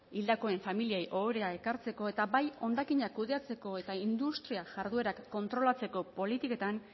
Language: Basque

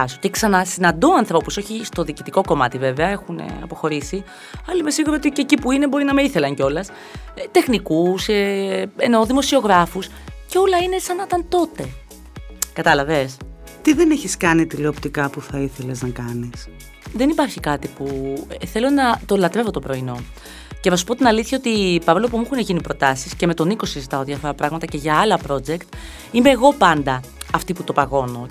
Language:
Greek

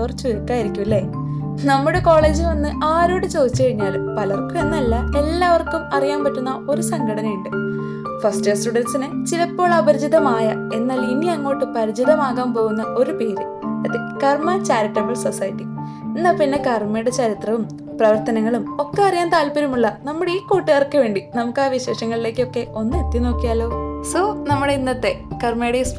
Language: Malayalam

